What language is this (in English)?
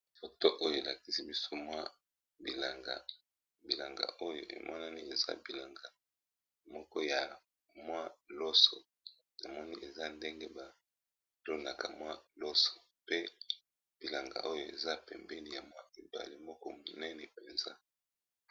Lingala